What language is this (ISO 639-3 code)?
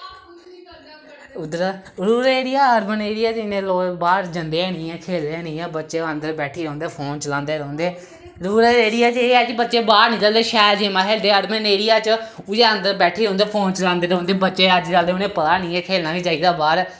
doi